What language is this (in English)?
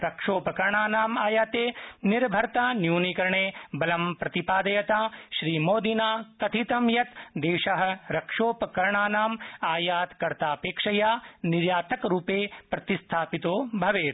Sanskrit